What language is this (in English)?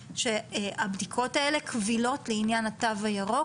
Hebrew